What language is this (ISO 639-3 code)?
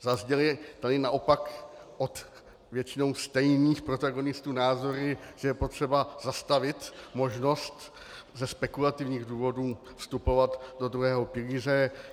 ces